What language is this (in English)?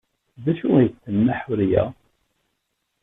Kabyle